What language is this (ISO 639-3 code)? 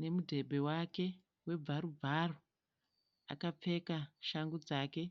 sna